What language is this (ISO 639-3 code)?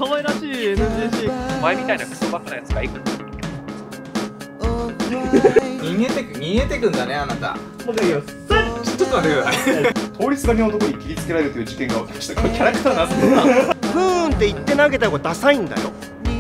jpn